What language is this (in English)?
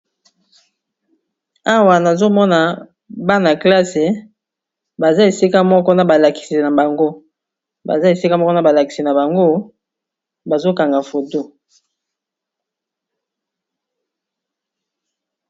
Lingala